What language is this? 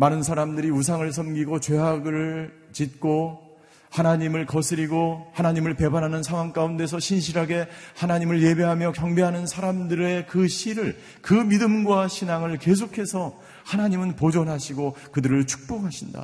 Korean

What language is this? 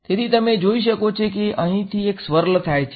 Gujarati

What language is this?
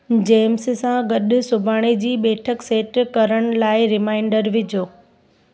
Sindhi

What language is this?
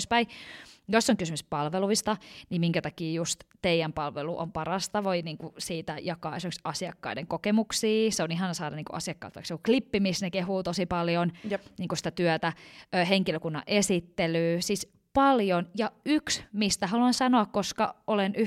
Finnish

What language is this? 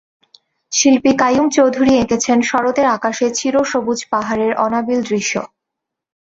Bangla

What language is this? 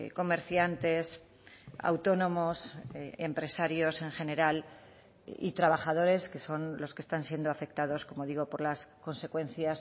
Spanish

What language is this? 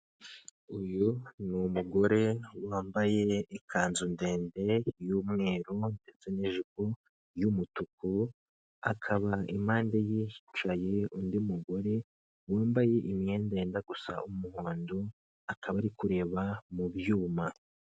Kinyarwanda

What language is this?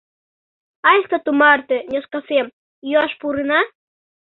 Mari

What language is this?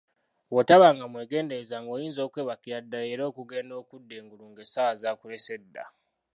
Ganda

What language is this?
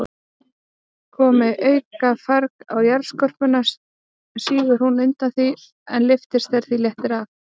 Icelandic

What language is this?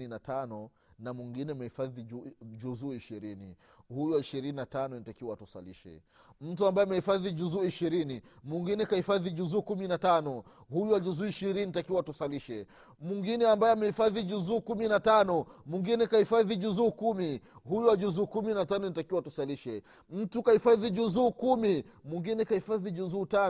Swahili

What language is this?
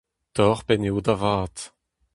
Breton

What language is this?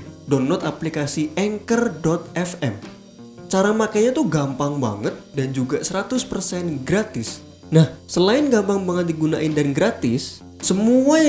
Indonesian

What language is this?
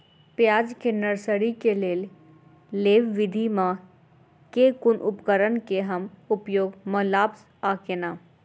Maithili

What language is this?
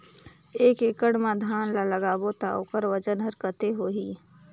Chhattisgarhi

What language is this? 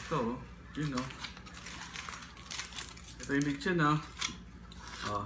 Filipino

